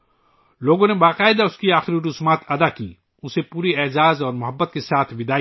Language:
Urdu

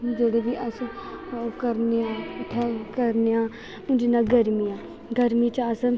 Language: Dogri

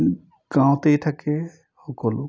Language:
Assamese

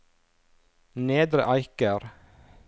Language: Norwegian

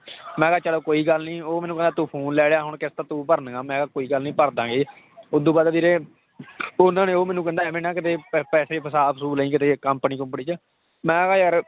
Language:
Punjabi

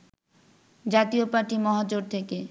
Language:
Bangla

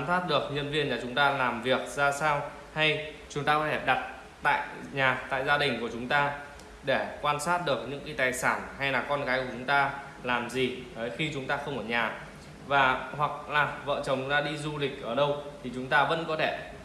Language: Vietnamese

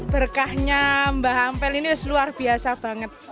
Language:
Indonesian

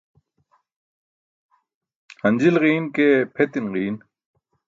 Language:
Burushaski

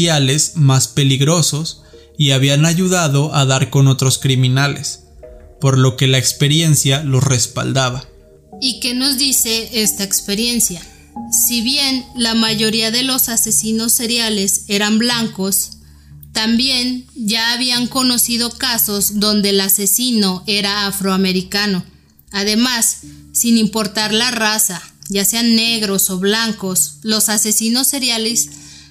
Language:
Spanish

